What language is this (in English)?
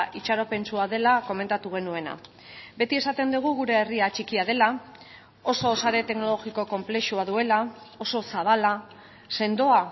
Basque